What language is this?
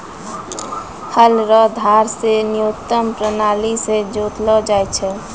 Maithili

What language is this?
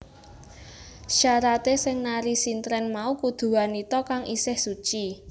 Javanese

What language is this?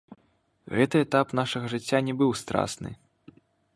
Belarusian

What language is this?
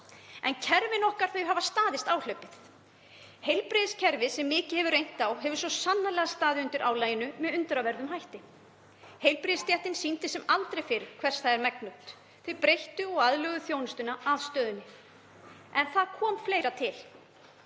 Icelandic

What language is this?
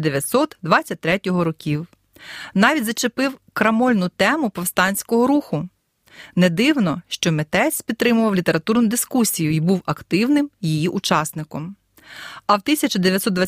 Ukrainian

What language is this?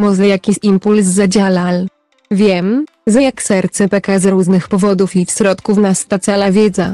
Polish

